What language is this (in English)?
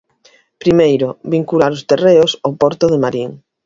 Galician